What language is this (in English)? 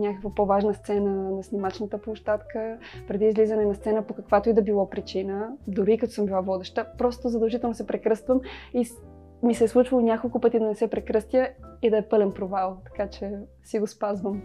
Bulgarian